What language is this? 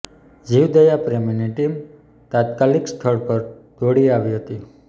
Gujarati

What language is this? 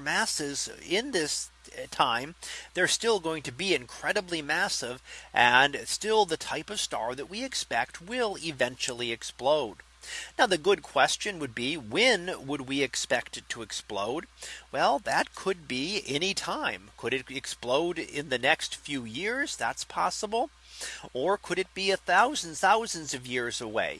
English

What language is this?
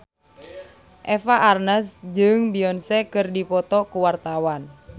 Sundanese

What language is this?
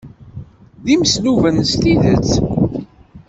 Kabyle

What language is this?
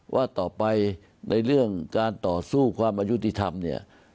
Thai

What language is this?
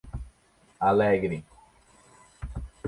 Portuguese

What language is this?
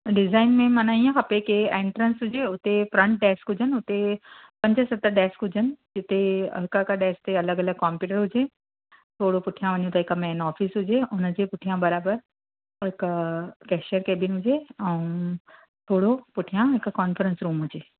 Sindhi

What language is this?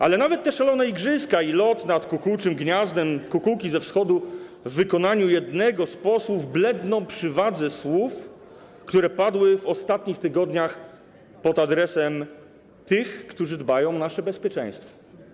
Polish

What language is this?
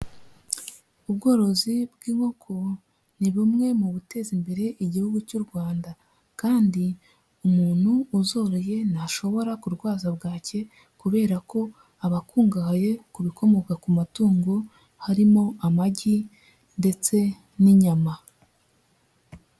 Kinyarwanda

